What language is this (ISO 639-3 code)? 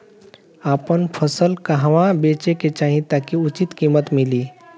bho